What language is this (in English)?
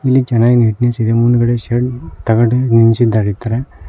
Kannada